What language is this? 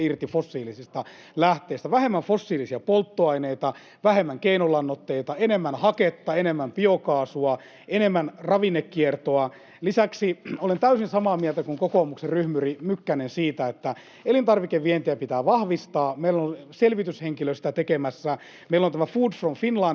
Finnish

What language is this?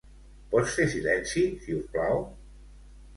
Catalan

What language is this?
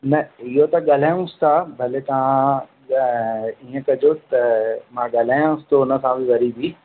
Sindhi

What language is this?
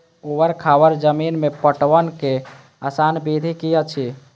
Maithili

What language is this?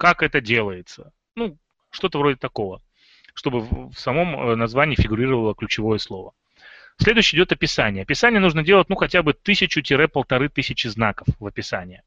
Russian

